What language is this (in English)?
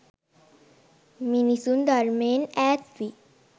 Sinhala